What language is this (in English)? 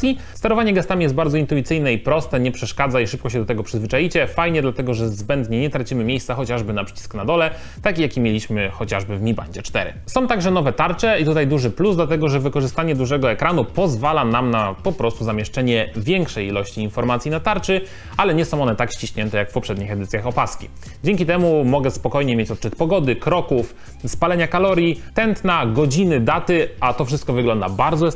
Polish